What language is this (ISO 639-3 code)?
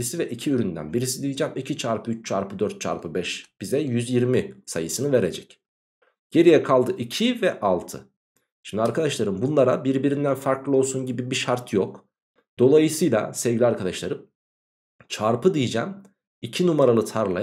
tur